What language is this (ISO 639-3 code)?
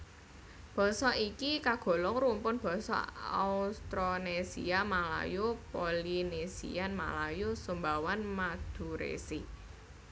jav